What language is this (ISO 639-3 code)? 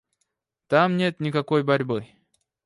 rus